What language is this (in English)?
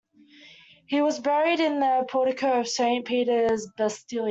English